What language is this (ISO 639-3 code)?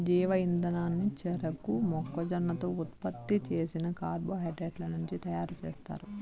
tel